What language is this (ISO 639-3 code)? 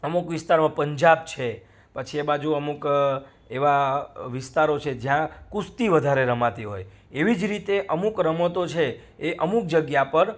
guj